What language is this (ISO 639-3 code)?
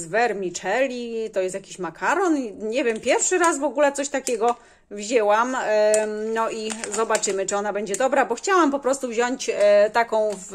pol